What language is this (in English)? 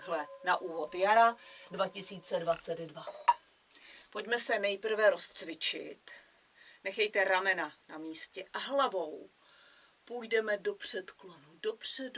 Czech